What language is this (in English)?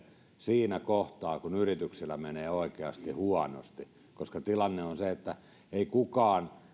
Finnish